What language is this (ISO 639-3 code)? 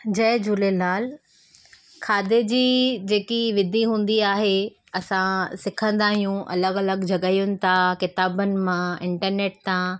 snd